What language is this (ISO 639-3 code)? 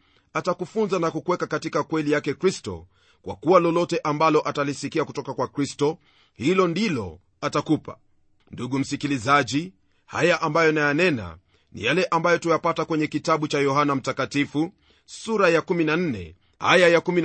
swa